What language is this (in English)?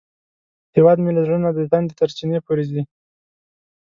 Pashto